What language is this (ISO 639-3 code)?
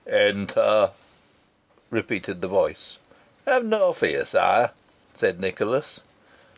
eng